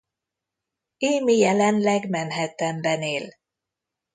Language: Hungarian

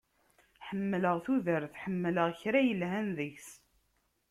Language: Kabyle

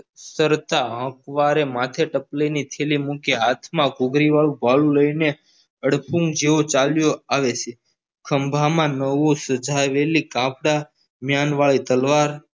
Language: Gujarati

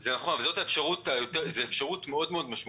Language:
Hebrew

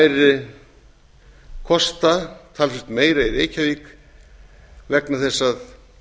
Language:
Icelandic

